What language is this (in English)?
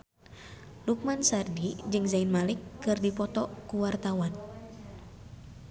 Sundanese